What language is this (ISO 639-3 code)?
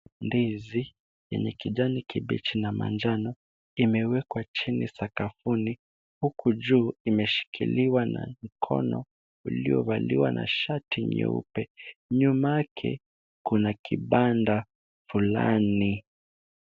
swa